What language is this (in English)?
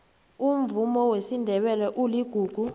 South Ndebele